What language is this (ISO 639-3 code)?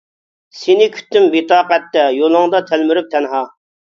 uig